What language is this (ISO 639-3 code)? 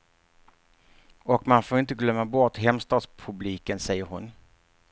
swe